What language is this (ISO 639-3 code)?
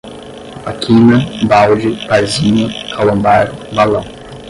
por